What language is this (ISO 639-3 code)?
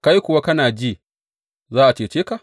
hau